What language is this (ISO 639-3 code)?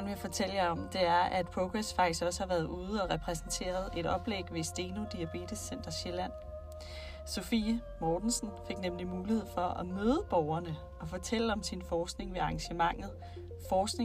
dan